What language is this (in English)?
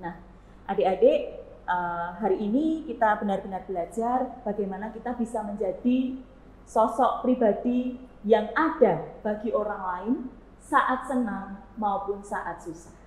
Indonesian